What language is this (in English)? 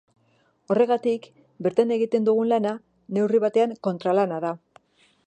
Basque